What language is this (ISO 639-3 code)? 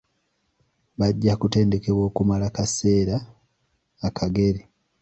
lug